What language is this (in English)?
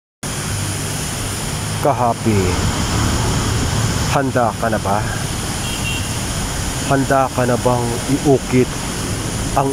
Filipino